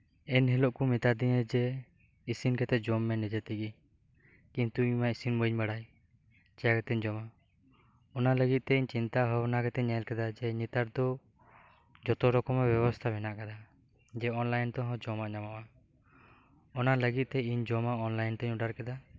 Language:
Santali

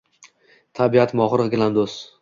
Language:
Uzbek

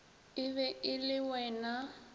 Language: Northern Sotho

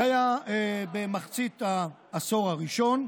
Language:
Hebrew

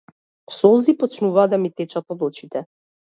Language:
Macedonian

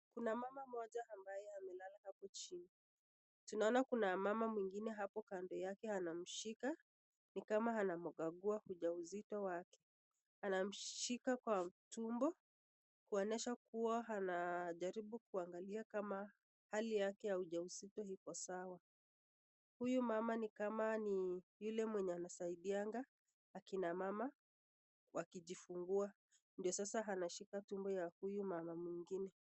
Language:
Swahili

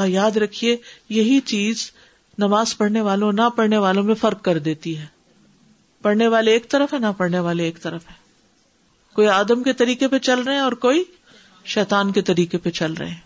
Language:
Urdu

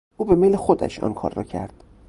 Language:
Persian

